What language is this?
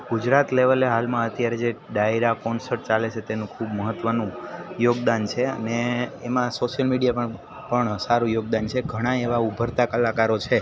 Gujarati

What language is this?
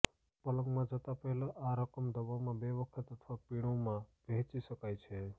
Gujarati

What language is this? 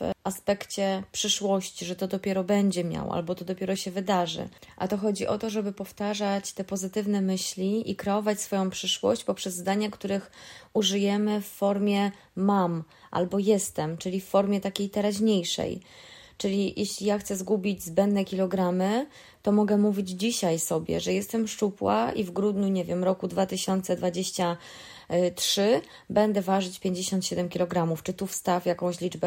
Polish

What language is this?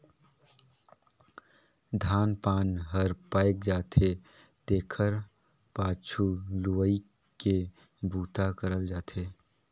Chhattisgarhi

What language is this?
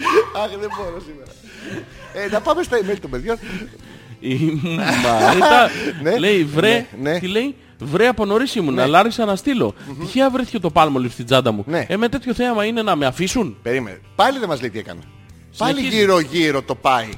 Greek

